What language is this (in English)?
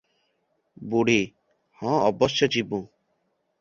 Odia